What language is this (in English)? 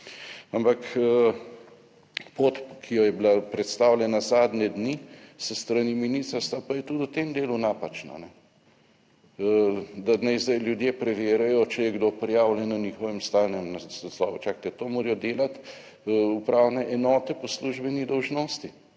Slovenian